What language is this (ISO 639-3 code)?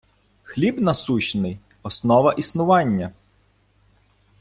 ukr